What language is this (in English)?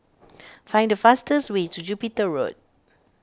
English